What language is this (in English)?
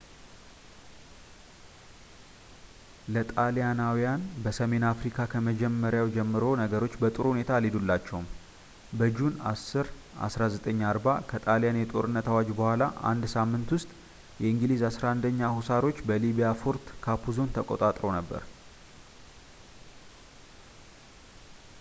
Amharic